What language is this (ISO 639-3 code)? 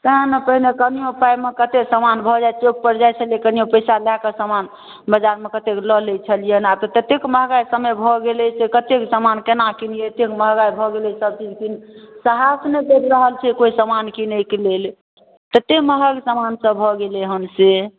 mai